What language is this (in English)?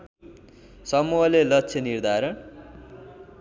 Nepali